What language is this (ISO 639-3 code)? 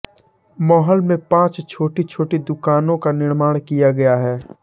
hin